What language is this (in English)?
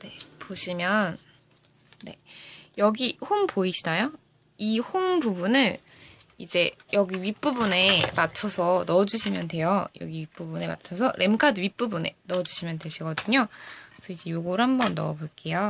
Korean